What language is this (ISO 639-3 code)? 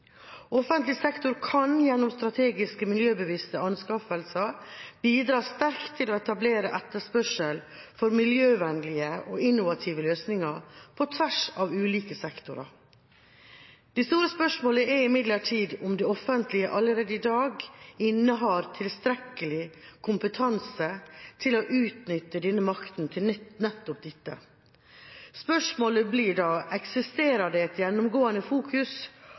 nob